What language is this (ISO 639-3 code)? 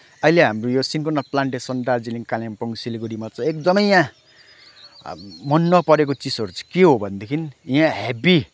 nep